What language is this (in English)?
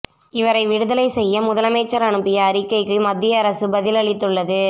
Tamil